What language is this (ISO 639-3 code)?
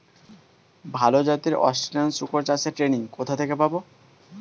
ben